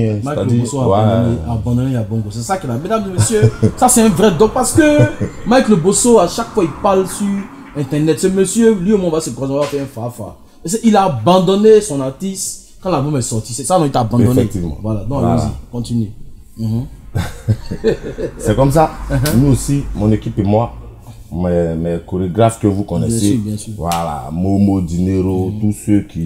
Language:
French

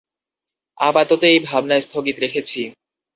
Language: Bangla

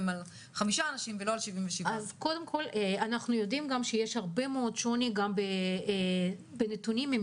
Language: Hebrew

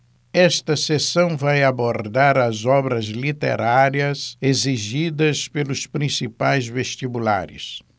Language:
Portuguese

